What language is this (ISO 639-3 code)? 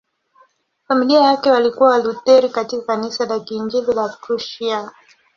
swa